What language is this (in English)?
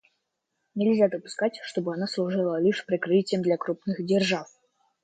Russian